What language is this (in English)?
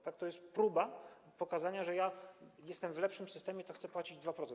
Polish